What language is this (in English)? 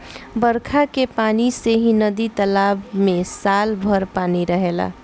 Bhojpuri